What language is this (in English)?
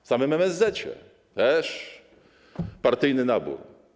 Polish